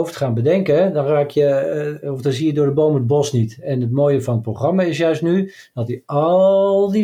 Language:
Dutch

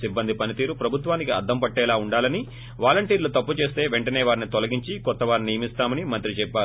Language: Telugu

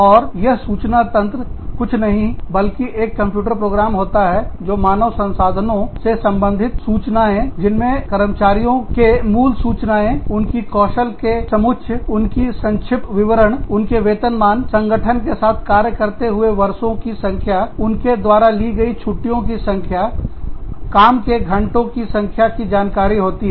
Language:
Hindi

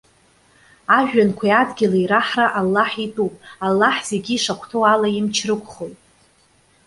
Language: Abkhazian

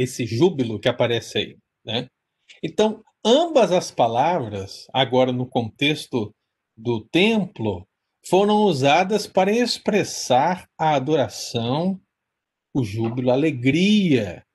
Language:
Portuguese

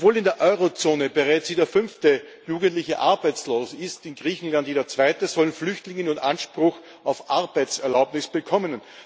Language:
German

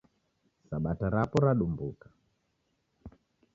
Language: Taita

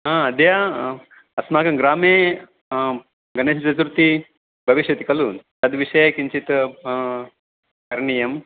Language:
Sanskrit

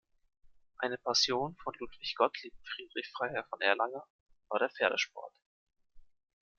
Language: German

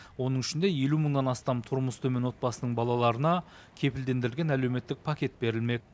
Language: Kazakh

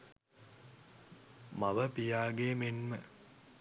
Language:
Sinhala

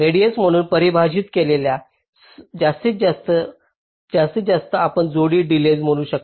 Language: Marathi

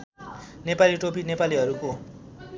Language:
Nepali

